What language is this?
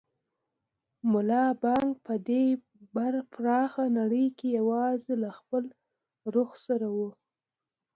Pashto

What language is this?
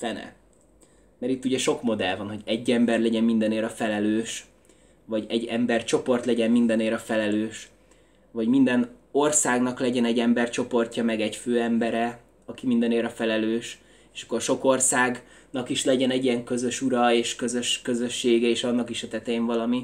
Hungarian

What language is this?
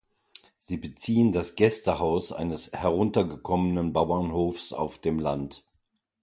German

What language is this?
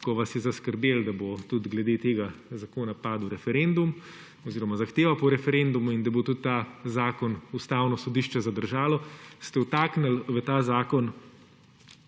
Slovenian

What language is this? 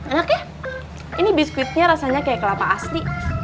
Indonesian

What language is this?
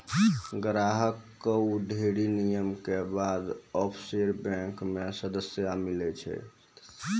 Maithili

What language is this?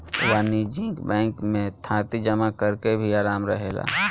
Bhojpuri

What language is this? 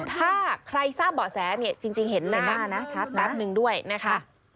Thai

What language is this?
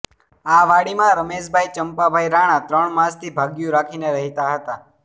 Gujarati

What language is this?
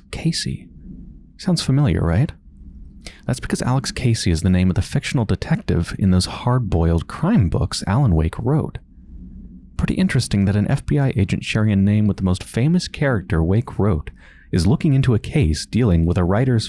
English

